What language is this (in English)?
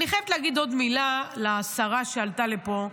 Hebrew